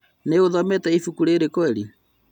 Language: Kikuyu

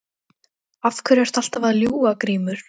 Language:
Icelandic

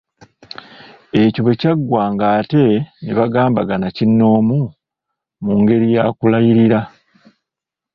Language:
Ganda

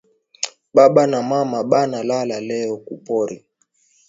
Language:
Swahili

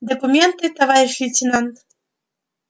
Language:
Russian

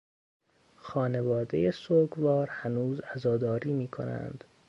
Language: Persian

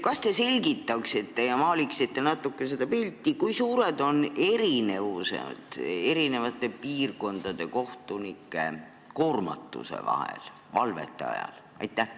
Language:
Estonian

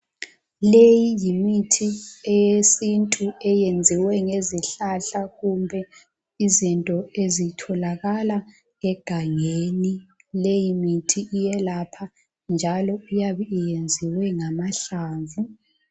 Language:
North Ndebele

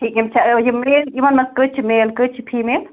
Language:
Kashmiri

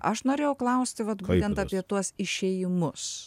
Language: Lithuanian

